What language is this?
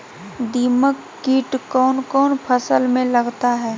Magahi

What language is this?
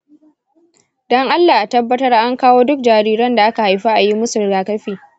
Hausa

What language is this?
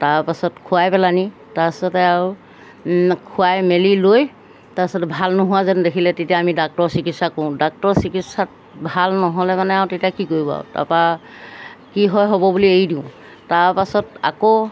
Assamese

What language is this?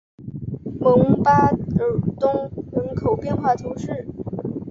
Chinese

